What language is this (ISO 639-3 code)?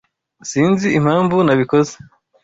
kin